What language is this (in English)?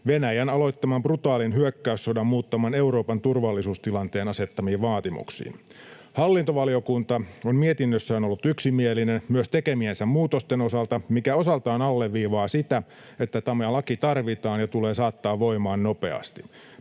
Finnish